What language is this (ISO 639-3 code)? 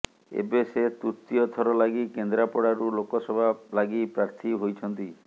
ori